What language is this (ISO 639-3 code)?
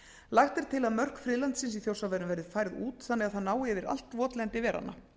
isl